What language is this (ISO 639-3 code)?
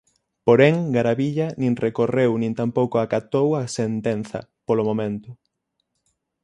glg